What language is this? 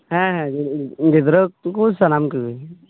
Santali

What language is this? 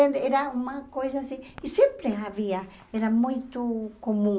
Portuguese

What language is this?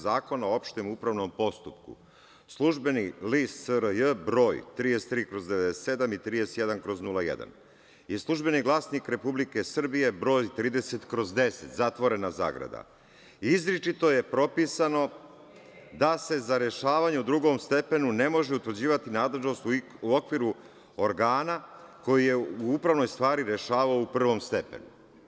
Serbian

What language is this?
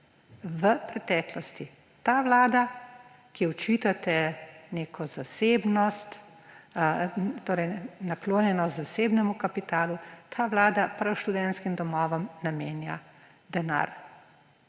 Slovenian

